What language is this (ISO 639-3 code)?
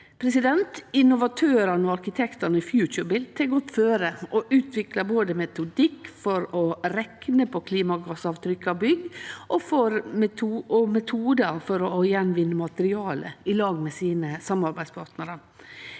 nor